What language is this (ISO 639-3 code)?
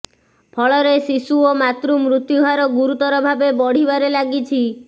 ori